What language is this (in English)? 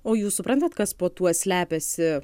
Lithuanian